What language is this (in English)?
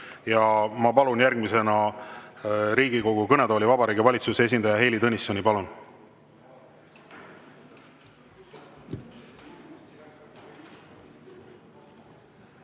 Estonian